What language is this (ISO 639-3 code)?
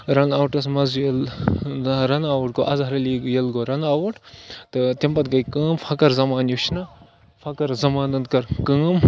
kas